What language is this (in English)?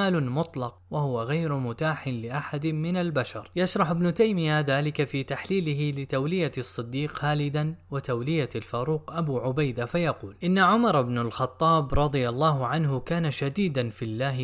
Arabic